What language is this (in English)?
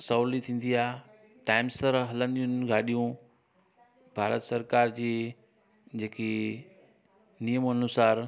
Sindhi